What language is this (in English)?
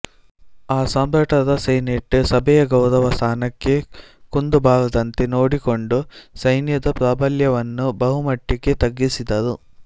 Kannada